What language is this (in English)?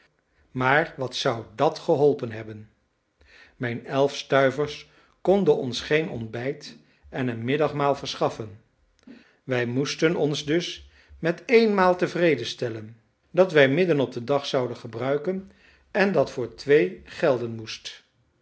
Dutch